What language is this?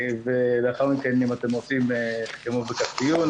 Hebrew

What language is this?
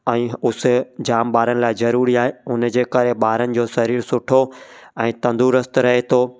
Sindhi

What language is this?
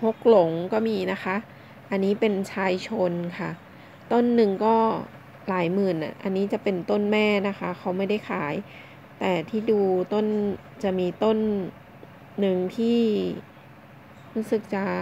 Thai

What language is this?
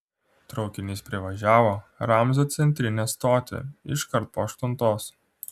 Lithuanian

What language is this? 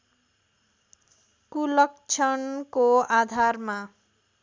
Nepali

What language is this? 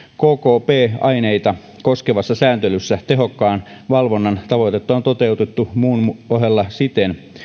Finnish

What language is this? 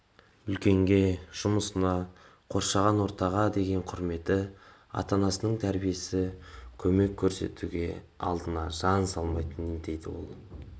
Kazakh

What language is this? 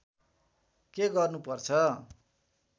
Nepali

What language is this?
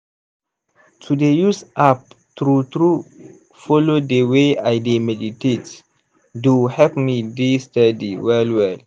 Nigerian Pidgin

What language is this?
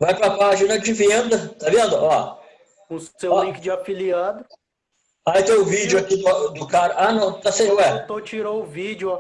Portuguese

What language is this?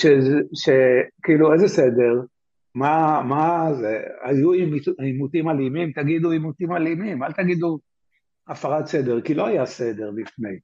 Hebrew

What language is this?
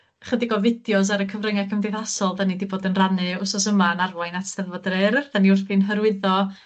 Welsh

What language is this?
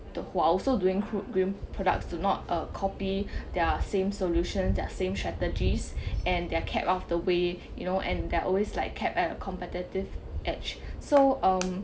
English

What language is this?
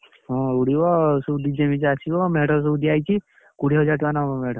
Odia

